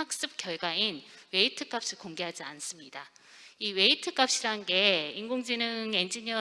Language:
Korean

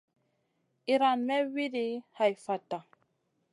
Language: Masana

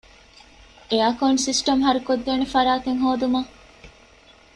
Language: Divehi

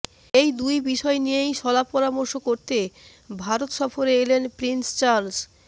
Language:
Bangla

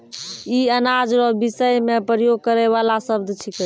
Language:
Maithili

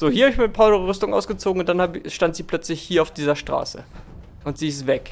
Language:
German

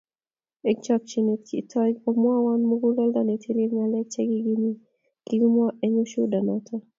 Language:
Kalenjin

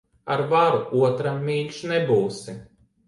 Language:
Latvian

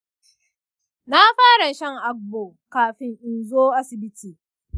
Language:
Hausa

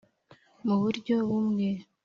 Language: Kinyarwanda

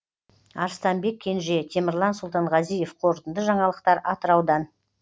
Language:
Kazakh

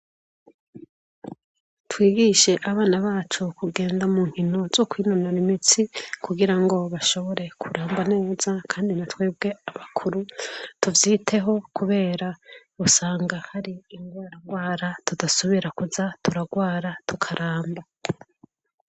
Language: Rundi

